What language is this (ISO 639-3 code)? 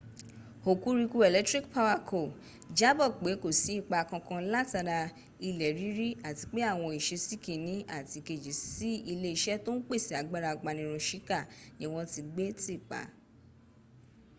yor